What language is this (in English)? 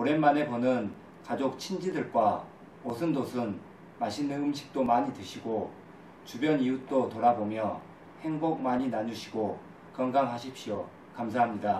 Korean